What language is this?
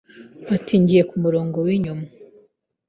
Kinyarwanda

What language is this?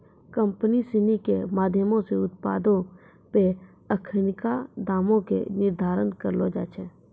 Maithili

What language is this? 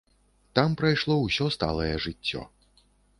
Belarusian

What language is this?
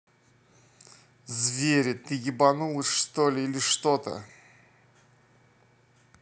Russian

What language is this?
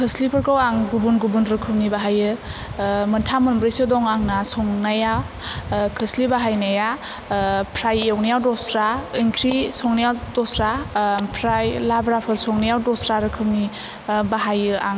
Bodo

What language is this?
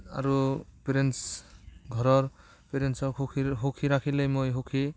Assamese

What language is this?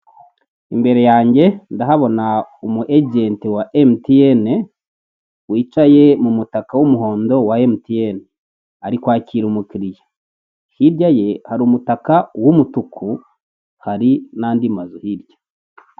Kinyarwanda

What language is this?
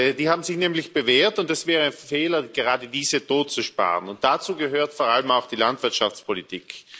German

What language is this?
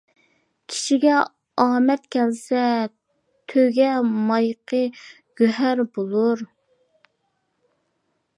Uyghur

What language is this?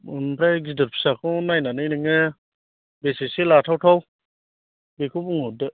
Bodo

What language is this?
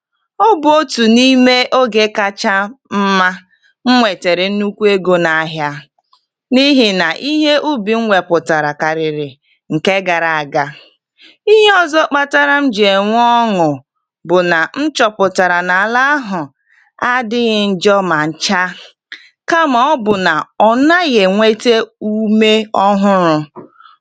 Igbo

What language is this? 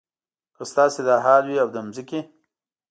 Pashto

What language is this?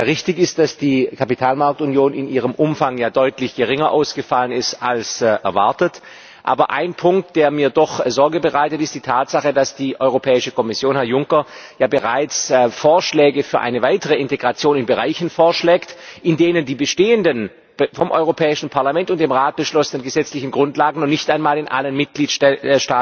German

